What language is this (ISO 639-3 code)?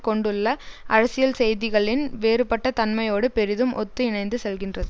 tam